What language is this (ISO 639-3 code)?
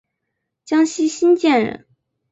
zho